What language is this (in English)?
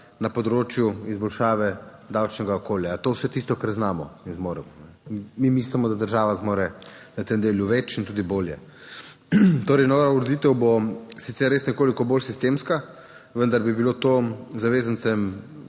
Slovenian